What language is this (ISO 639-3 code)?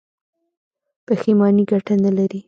pus